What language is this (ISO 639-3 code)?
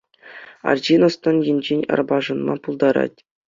chv